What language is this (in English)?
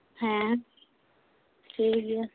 Santali